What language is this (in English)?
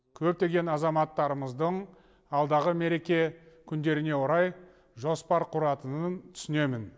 Kazakh